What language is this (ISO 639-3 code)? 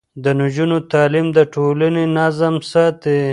pus